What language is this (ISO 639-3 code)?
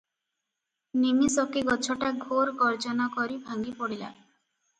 ori